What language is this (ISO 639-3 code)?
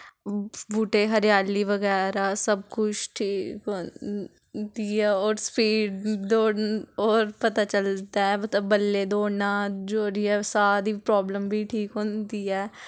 doi